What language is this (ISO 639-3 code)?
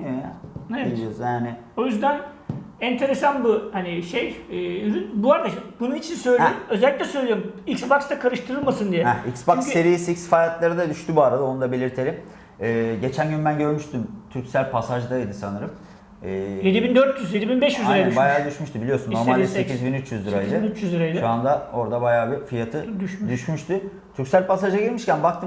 tur